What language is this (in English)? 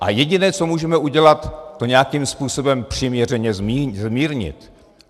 Czech